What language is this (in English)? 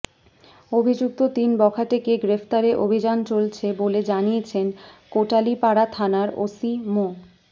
Bangla